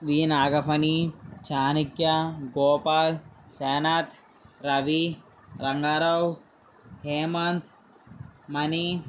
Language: Telugu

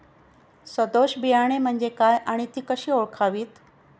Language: Marathi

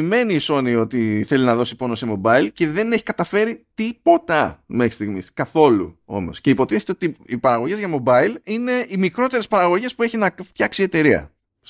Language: Greek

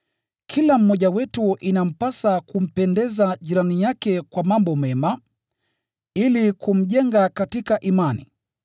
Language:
Swahili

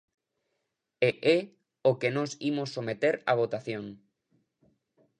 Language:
Galician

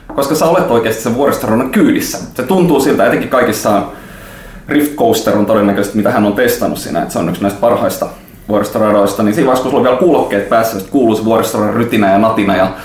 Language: Finnish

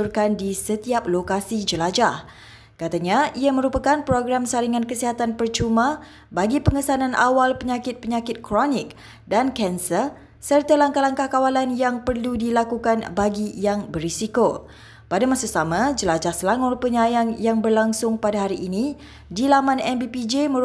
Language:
Malay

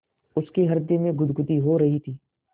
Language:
Hindi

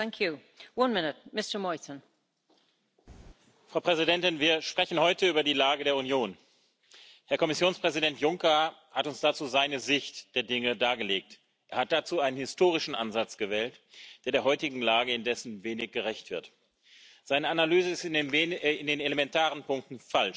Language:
English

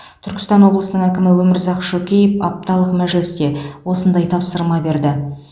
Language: Kazakh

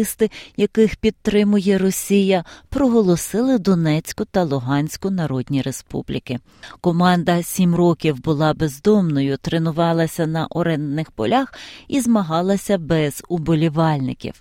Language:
Ukrainian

